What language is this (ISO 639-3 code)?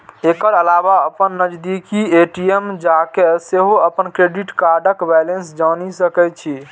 mai